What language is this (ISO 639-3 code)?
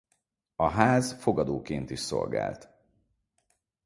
hun